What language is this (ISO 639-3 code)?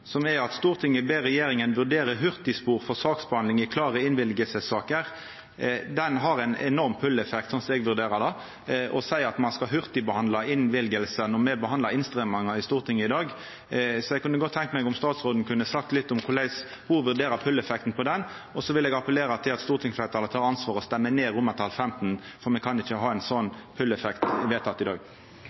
nno